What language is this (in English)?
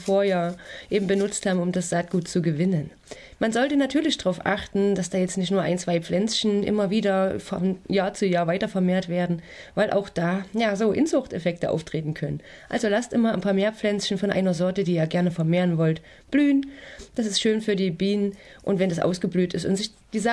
German